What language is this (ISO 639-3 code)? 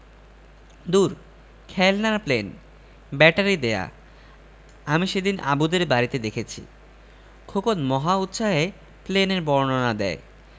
ben